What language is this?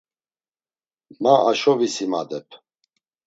Laz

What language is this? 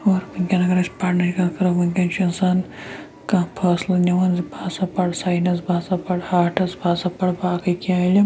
Kashmiri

